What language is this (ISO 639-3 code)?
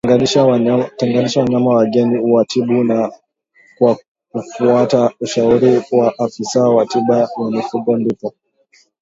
swa